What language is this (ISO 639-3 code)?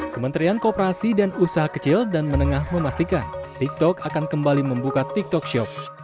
ind